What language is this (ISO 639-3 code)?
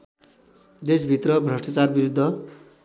nep